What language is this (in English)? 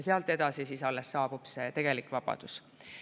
Estonian